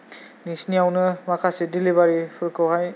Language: Bodo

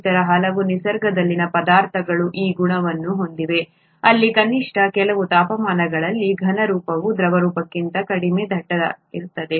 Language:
Kannada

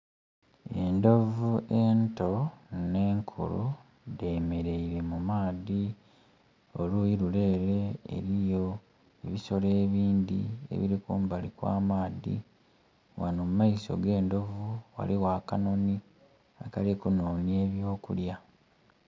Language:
Soga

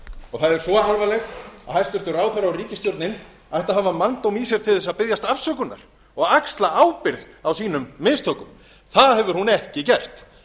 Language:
Icelandic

